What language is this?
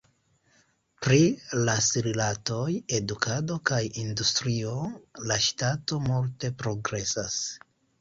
Esperanto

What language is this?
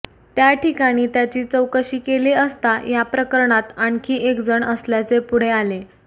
Marathi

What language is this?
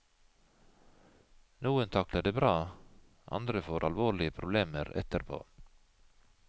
Norwegian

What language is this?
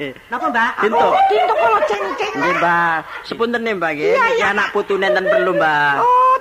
Indonesian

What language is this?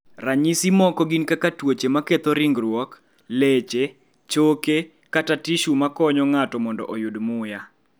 Luo (Kenya and Tanzania)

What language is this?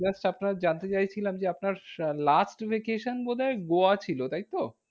Bangla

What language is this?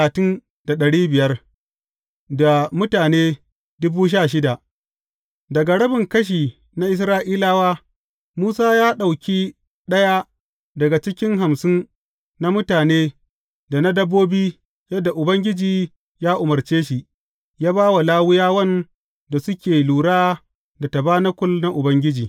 Hausa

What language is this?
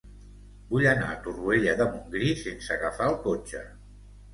Catalan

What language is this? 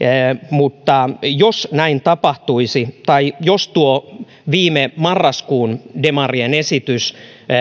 Finnish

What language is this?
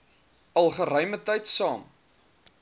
Afrikaans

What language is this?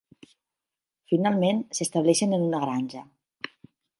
Catalan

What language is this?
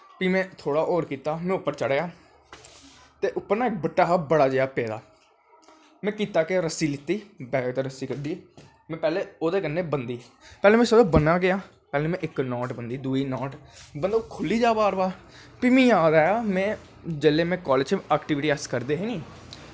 Dogri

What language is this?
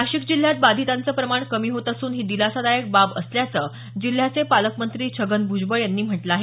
Marathi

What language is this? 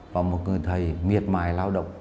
Vietnamese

